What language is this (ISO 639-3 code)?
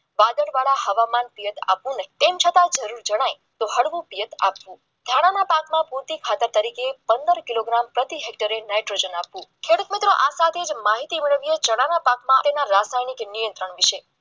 guj